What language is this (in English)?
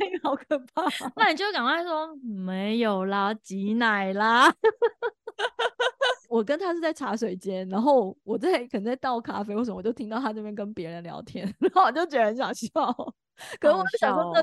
Chinese